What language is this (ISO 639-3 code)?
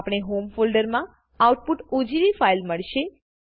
guj